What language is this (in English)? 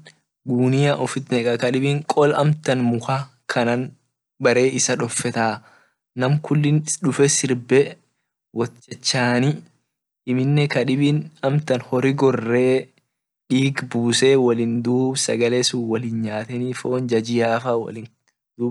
Orma